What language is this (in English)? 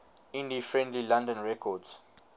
English